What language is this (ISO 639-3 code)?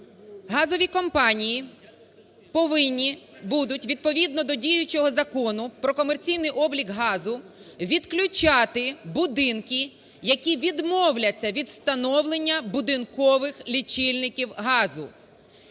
ukr